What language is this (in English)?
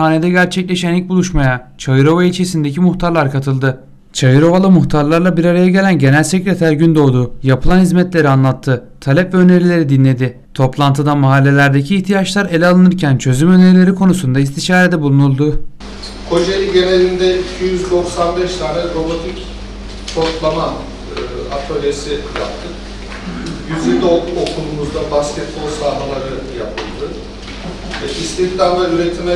Turkish